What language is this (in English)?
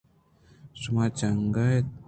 Eastern Balochi